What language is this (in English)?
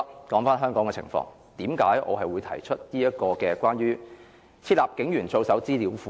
Cantonese